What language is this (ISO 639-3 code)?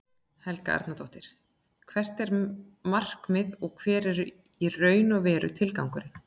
isl